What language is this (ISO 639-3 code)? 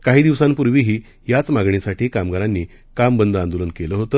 mar